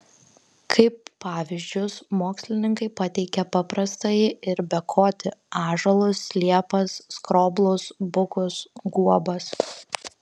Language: Lithuanian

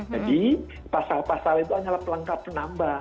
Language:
Indonesian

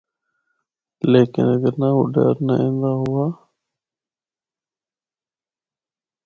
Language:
Northern Hindko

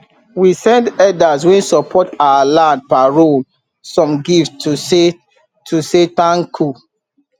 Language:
Nigerian Pidgin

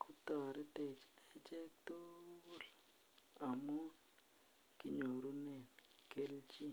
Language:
Kalenjin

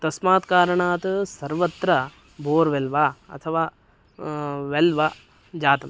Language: Sanskrit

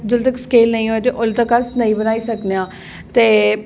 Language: Dogri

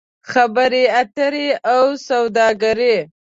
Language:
Pashto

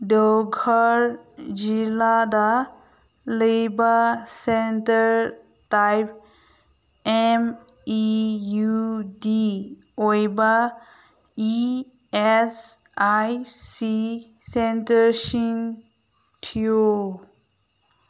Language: Manipuri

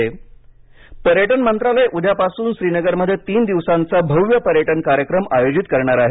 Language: Marathi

